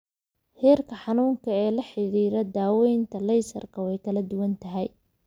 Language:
Somali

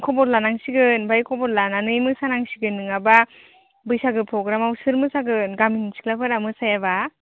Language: Bodo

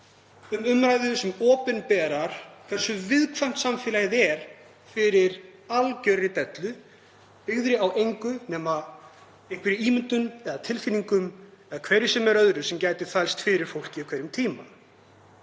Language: Icelandic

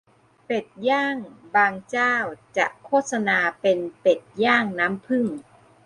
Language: Thai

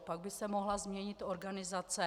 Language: Czech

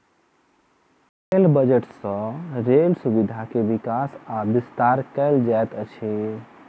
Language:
Maithili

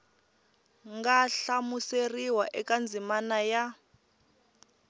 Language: Tsonga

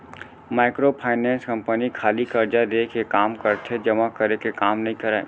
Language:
Chhattisgarhi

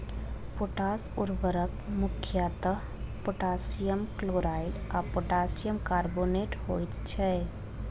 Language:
Maithili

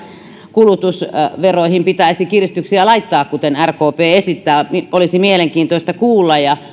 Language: Finnish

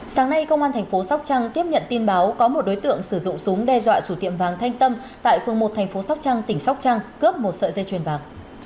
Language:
Vietnamese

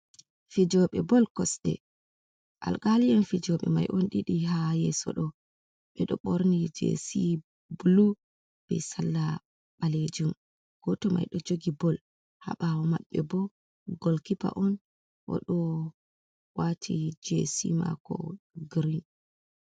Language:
Fula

